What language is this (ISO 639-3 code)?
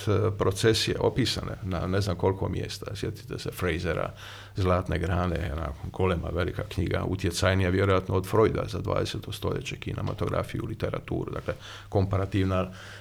hrv